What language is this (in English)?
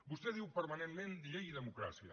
Catalan